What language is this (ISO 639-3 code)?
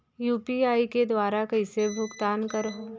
hne